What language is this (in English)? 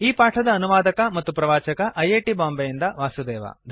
Kannada